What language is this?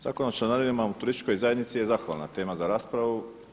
Croatian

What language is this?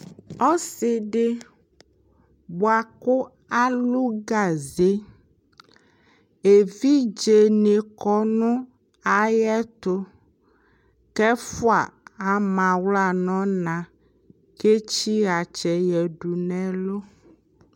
Ikposo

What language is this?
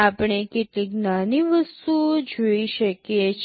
Gujarati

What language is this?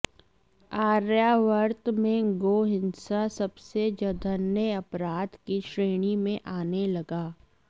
Sanskrit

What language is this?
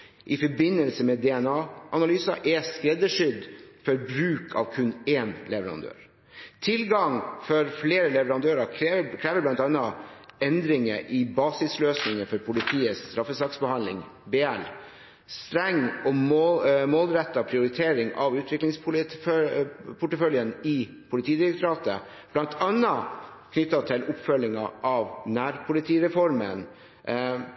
Norwegian Bokmål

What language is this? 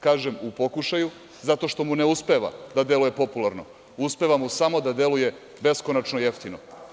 Serbian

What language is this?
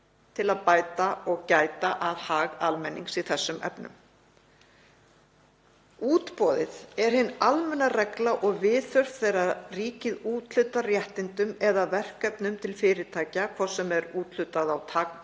Icelandic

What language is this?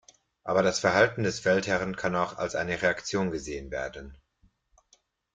German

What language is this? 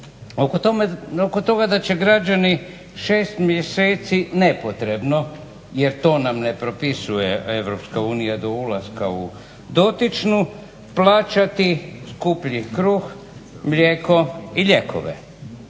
Croatian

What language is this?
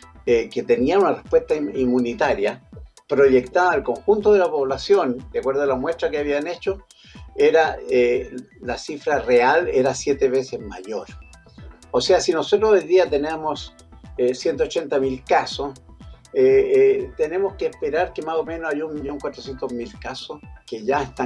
Spanish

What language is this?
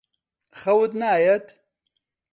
Central Kurdish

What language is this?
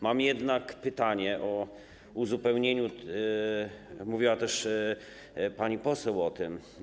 Polish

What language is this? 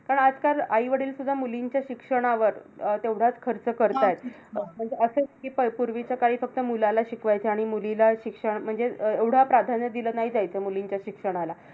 Marathi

